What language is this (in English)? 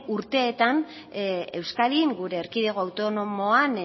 Basque